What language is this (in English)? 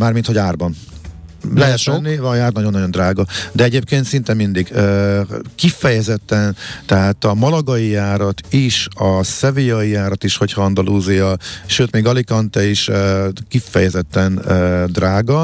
Hungarian